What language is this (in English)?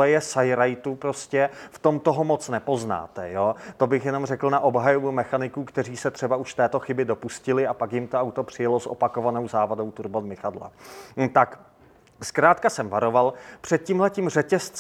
Czech